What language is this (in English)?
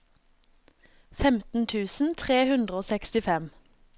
Norwegian